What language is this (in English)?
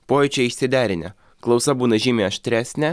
Lithuanian